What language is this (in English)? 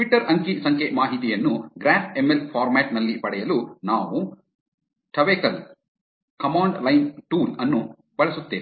Kannada